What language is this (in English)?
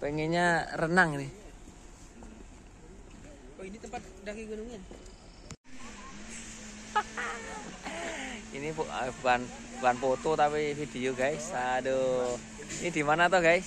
Indonesian